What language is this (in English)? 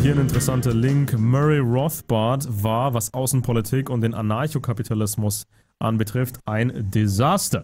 German